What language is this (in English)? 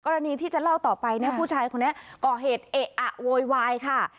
Thai